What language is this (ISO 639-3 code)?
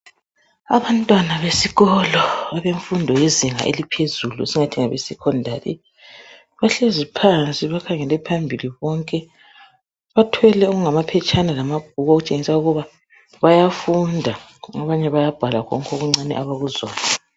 nde